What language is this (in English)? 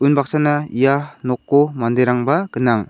Garo